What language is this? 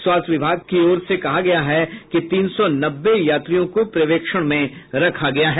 Hindi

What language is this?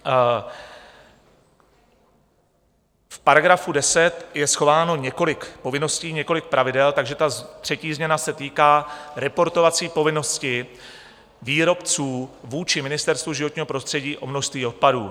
Czech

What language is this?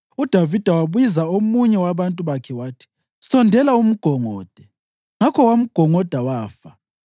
North Ndebele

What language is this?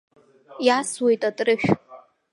Abkhazian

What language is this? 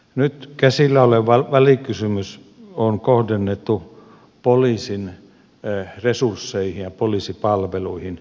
Finnish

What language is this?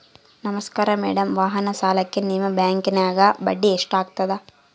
Kannada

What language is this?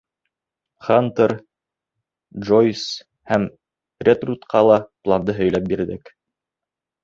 Bashkir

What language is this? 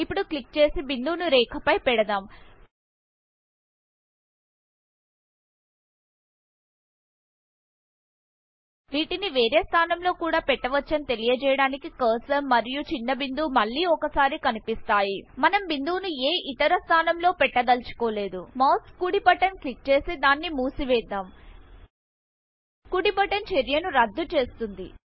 Telugu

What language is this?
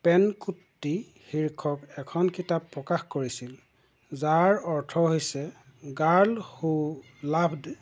Assamese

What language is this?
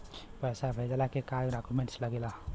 Bhojpuri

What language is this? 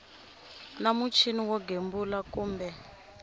Tsonga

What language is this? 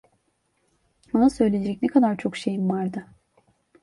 Turkish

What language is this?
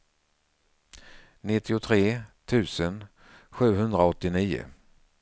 Swedish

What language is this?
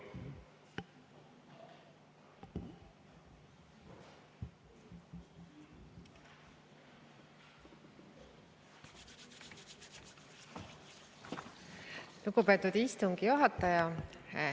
Estonian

